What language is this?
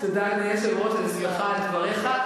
Hebrew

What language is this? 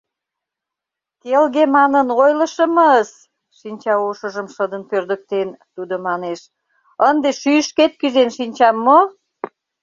Mari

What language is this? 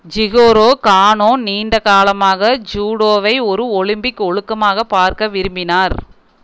Tamil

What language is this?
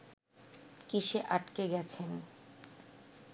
Bangla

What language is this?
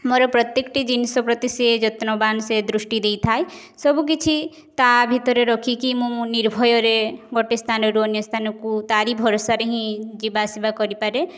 Odia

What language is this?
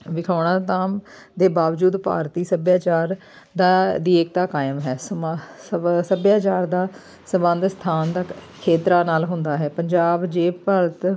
Punjabi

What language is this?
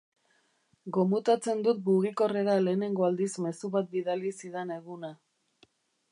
Basque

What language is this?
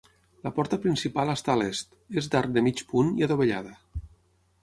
Catalan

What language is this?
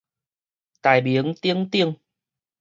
Min Nan Chinese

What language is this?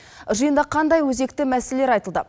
Kazakh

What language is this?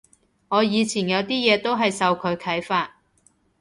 Cantonese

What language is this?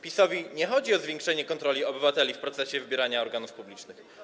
Polish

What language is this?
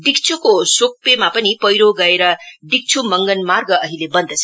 Nepali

